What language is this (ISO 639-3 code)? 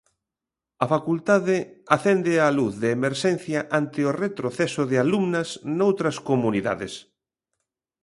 glg